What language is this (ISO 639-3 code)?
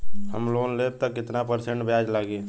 bho